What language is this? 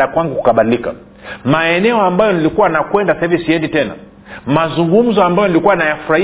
Swahili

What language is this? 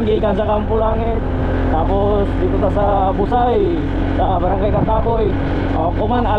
Filipino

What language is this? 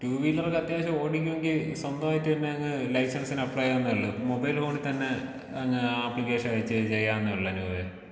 Malayalam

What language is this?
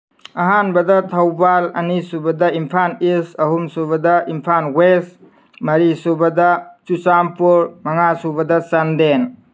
Manipuri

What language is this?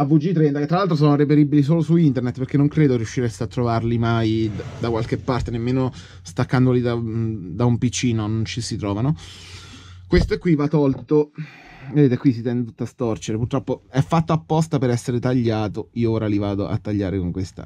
Italian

